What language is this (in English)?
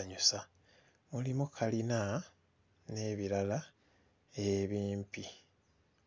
Ganda